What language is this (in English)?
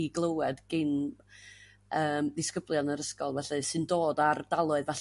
Welsh